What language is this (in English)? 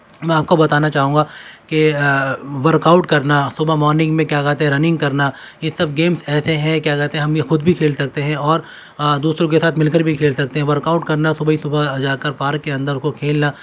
Urdu